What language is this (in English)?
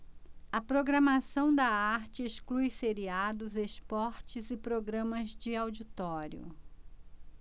Portuguese